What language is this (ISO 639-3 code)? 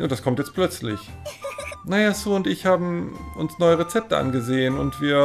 deu